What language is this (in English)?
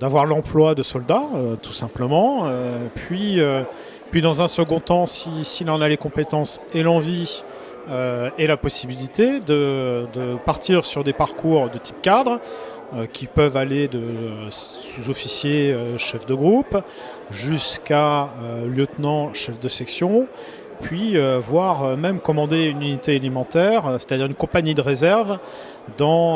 French